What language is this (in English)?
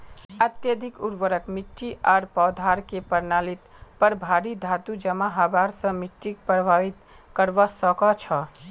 Magahi